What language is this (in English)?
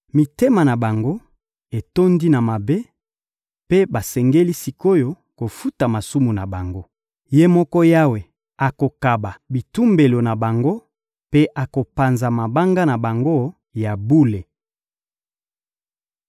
Lingala